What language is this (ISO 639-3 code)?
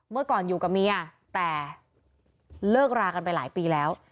tha